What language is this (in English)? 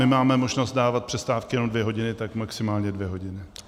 Czech